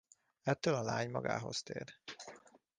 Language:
Hungarian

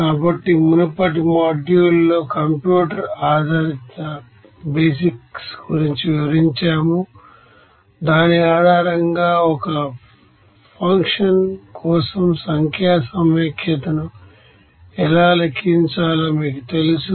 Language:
Telugu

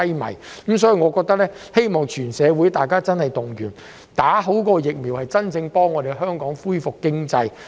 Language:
Cantonese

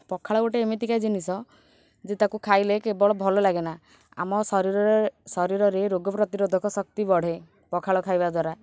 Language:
Odia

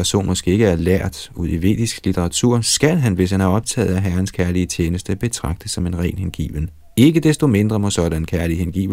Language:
Danish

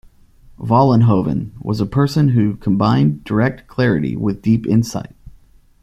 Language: English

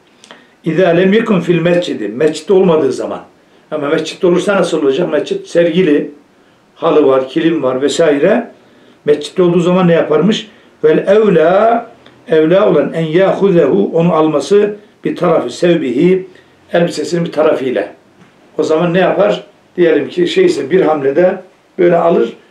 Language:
Turkish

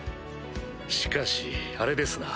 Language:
Japanese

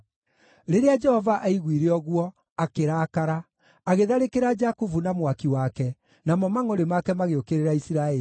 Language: Kikuyu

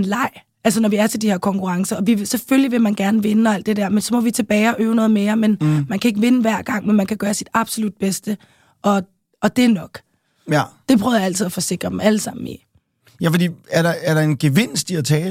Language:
Danish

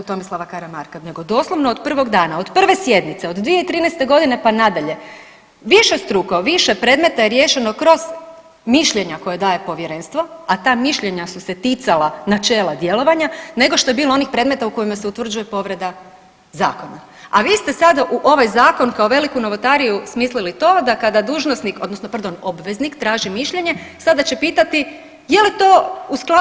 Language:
Croatian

